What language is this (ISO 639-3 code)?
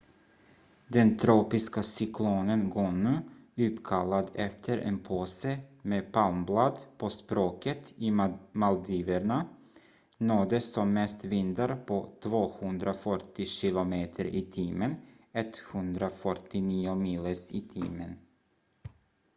swe